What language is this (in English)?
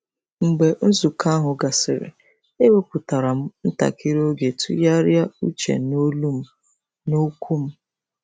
Igbo